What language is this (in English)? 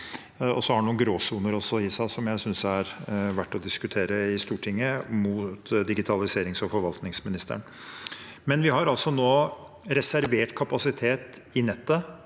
Norwegian